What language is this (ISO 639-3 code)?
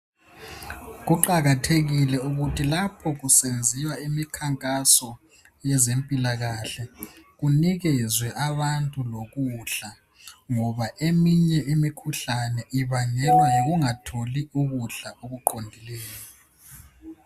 nde